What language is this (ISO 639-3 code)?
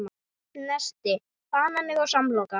isl